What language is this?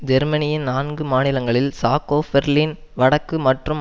Tamil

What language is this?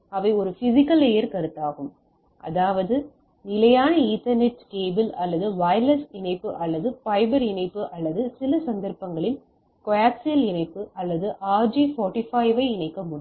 Tamil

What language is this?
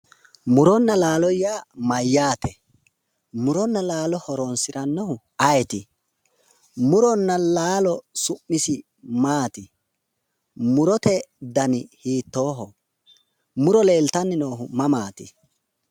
Sidamo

